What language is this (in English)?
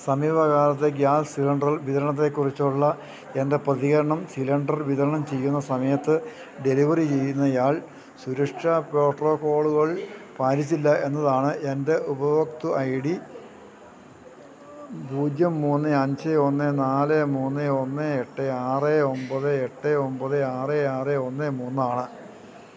Malayalam